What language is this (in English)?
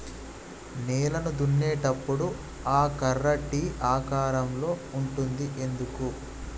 Telugu